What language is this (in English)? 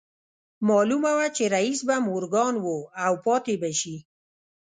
Pashto